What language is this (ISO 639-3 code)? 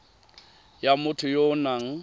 tsn